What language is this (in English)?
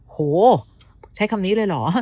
Thai